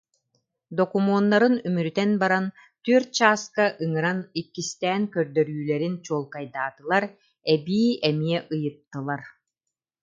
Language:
Yakut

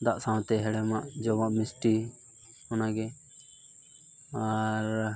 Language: Santali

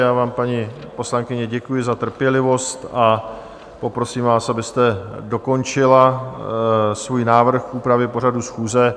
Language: Czech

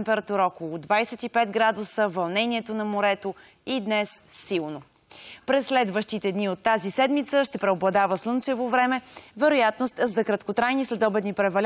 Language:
Bulgarian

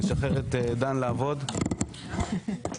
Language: Hebrew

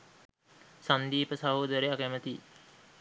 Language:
Sinhala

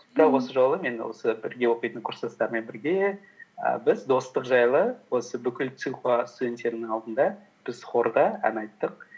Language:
Kazakh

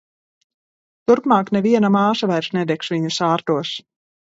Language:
Latvian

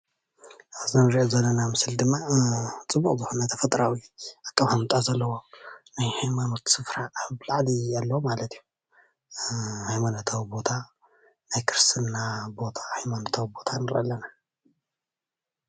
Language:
Tigrinya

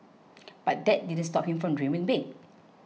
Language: English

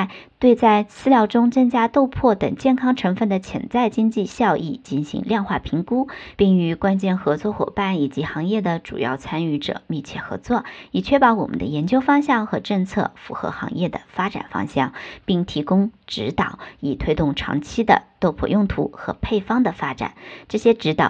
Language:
Chinese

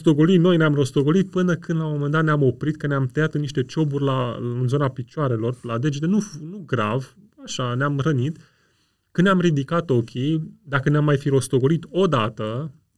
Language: Romanian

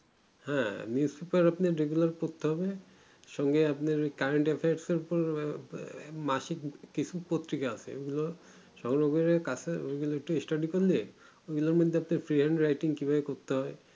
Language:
Bangla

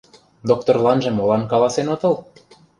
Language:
Mari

